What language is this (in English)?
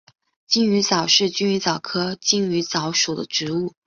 Chinese